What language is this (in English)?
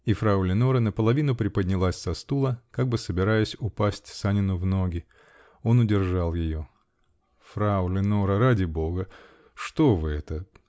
Russian